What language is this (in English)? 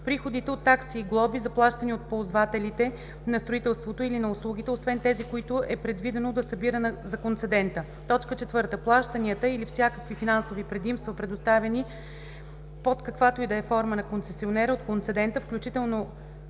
Bulgarian